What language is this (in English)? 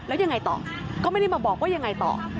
Thai